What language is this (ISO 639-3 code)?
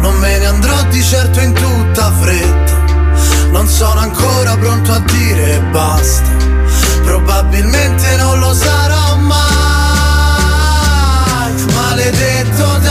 ita